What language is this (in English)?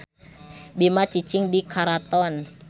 Sundanese